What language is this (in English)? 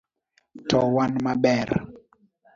Luo (Kenya and Tanzania)